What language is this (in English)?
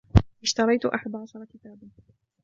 Arabic